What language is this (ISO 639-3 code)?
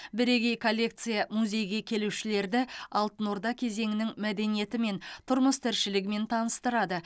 kaz